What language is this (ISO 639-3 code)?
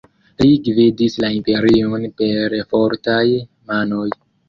epo